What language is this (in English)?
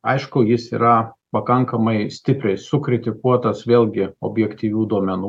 Lithuanian